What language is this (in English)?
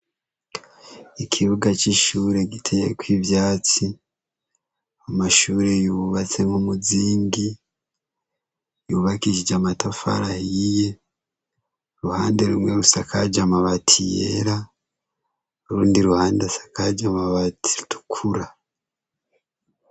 Rundi